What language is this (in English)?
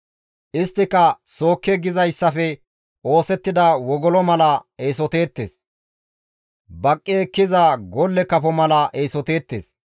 Gamo